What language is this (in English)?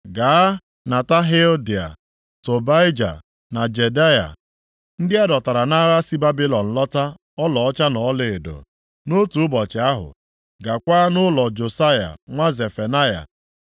Igbo